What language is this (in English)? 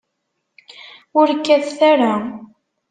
Kabyle